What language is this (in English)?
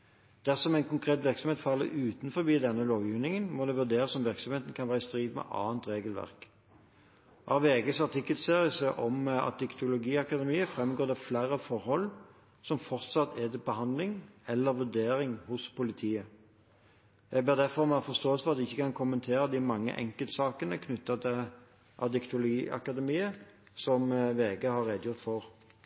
Norwegian Bokmål